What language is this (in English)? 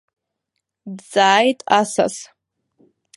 Abkhazian